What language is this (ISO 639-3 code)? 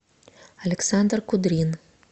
rus